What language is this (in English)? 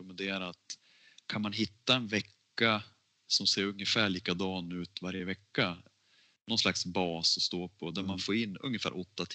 Swedish